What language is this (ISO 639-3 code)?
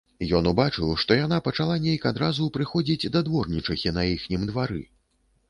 bel